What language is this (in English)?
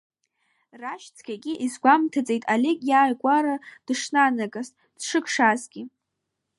Abkhazian